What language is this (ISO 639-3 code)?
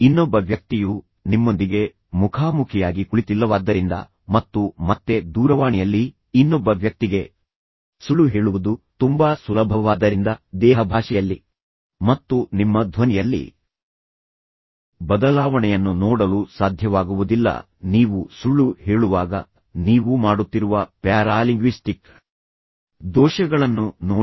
kan